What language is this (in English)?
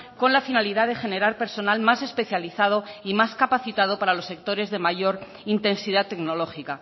Spanish